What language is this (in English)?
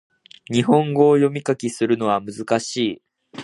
Japanese